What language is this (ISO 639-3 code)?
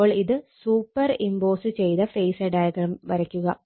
mal